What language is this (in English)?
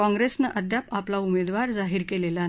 Marathi